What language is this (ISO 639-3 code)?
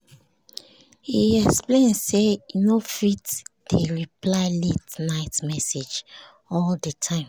pcm